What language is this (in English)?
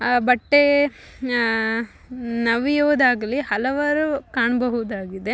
Kannada